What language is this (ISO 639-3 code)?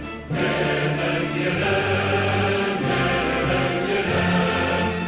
kaz